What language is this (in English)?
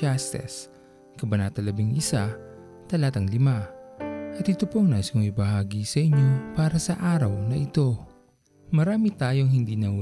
Filipino